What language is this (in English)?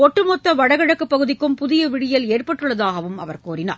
Tamil